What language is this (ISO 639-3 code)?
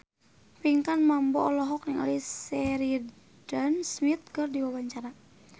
sun